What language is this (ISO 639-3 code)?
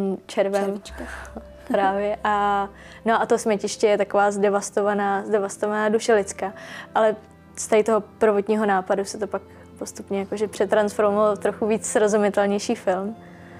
ces